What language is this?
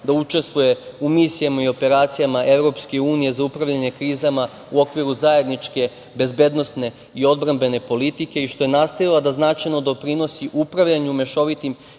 Serbian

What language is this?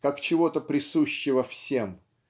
Russian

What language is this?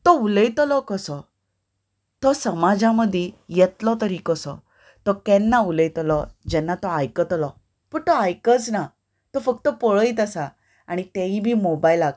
Konkani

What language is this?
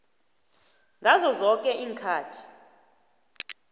South Ndebele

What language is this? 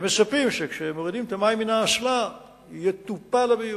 Hebrew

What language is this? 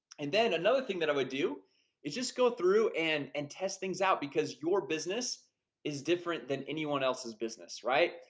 English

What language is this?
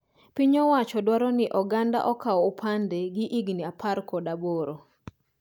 Luo (Kenya and Tanzania)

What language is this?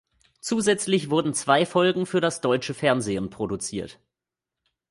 German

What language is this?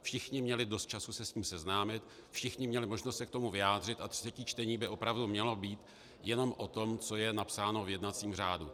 Czech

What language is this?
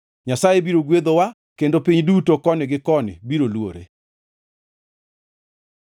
Luo (Kenya and Tanzania)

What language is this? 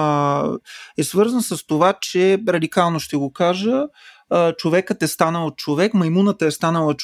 Bulgarian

